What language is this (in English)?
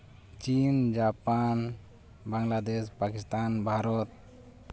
Santali